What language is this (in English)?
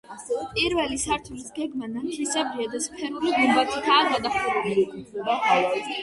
Georgian